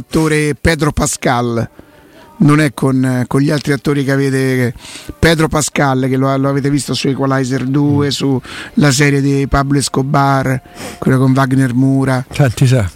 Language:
Italian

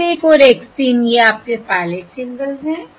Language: Hindi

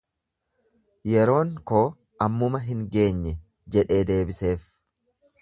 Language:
Oromo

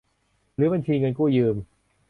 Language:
Thai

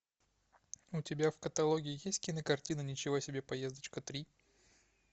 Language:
Russian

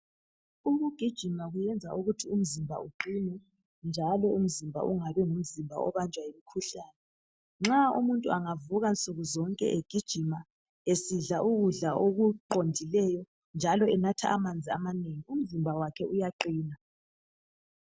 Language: North Ndebele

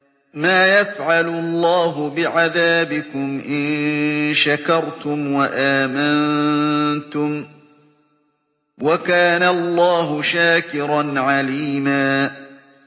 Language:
Arabic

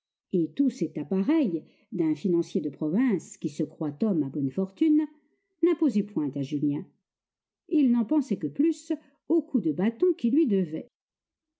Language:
French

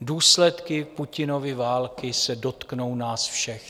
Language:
Czech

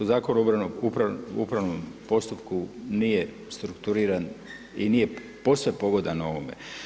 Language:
Croatian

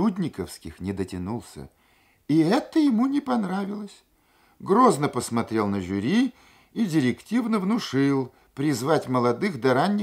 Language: Russian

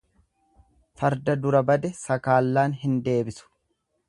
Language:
Oromo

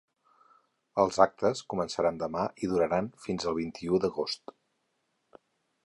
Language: Catalan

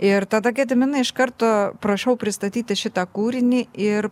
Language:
Lithuanian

